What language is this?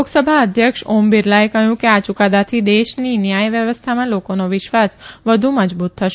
Gujarati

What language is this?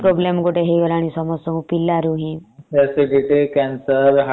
Odia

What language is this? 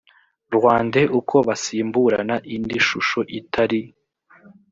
Kinyarwanda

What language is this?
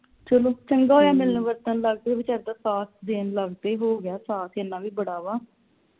Punjabi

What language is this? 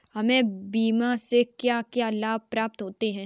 Hindi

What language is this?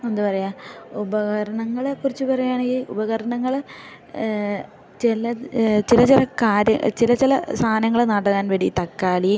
Malayalam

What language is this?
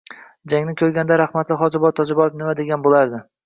Uzbek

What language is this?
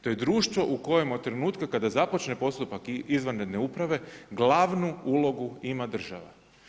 Croatian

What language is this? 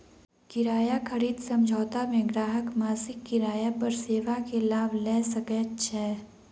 Maithili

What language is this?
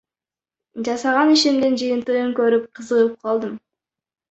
Kyrgyz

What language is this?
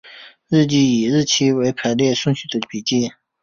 Chinese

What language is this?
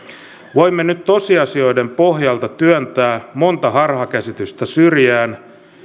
Finnish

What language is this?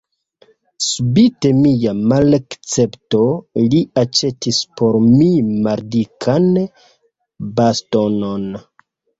Esperanto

